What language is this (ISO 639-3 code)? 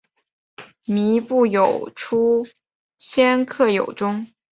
zho